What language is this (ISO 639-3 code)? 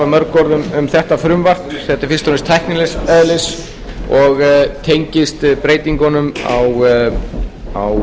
isl